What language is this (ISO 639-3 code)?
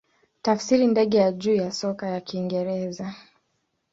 swa